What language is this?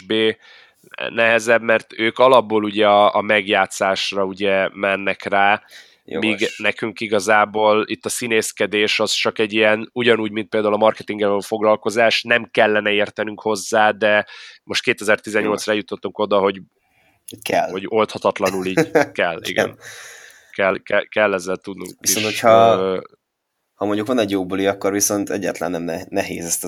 Hungarian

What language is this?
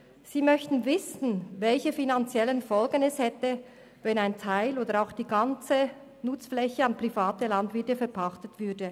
Swiss German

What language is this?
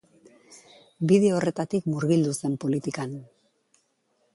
Basque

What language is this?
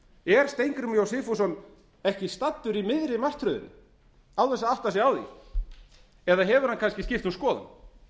Icelandic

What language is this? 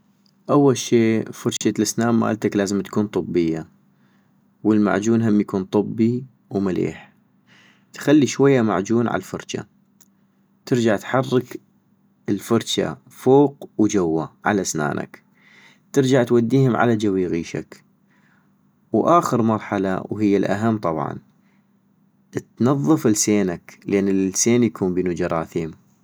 North Mesopotamian Arabic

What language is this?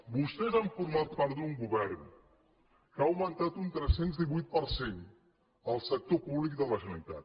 Catalan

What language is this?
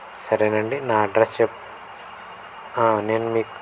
Telugu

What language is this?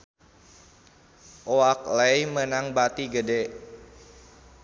Sundanese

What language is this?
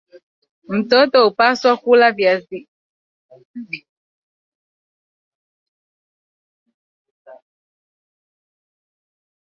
Swahili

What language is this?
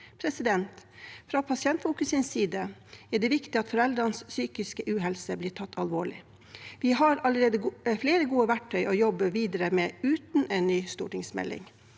Norwegian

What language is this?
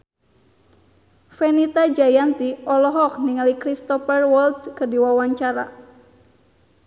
Sundanese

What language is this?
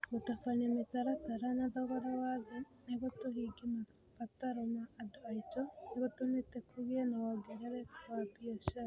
Kikuyu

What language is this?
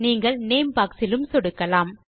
Tamil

